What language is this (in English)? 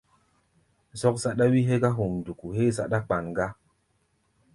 Gbaya